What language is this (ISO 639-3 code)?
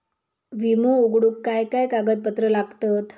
mar